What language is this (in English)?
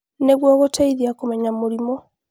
Kikuyu